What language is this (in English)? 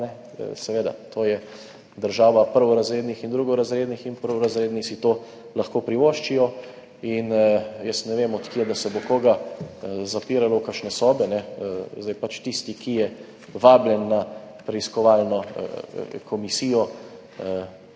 Slovenian